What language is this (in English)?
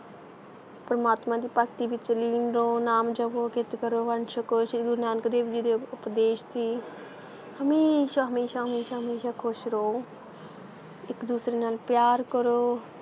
Punjabi